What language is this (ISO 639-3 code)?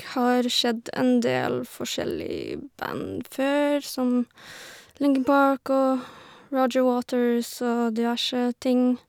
nor